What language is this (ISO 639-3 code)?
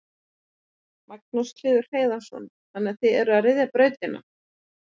isl